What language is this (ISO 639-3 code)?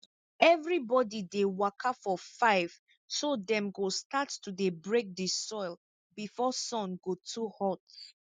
pcm